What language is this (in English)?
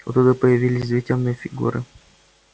Russian